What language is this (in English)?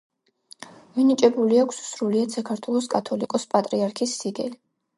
Georgian